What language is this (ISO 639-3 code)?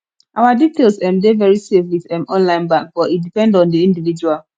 pcm